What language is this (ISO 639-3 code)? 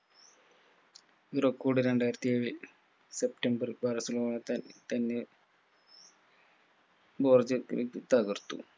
mal